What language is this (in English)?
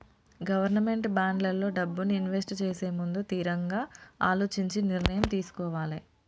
Telugu